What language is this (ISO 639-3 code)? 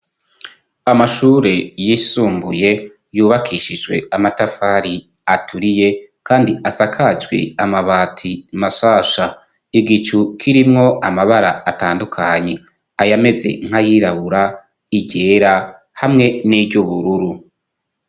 run